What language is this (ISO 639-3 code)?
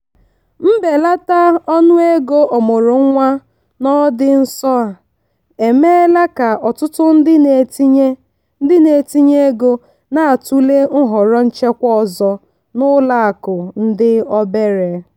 ibo